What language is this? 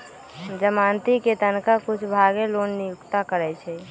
Magahi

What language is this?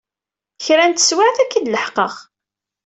Kabyle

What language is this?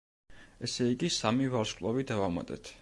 Georgian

